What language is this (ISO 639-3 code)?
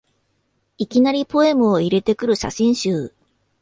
jpn